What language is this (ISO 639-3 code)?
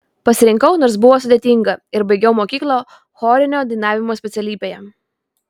lit